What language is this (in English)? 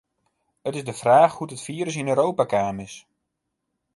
Western Frisian